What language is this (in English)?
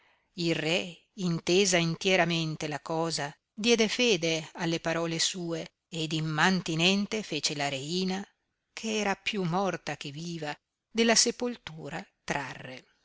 Italian